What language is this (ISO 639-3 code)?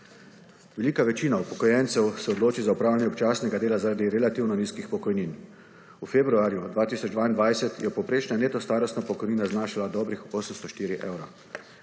slv